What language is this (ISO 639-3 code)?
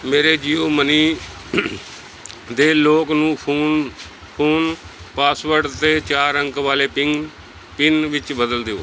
pan